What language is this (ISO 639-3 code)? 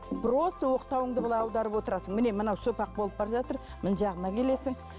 kaz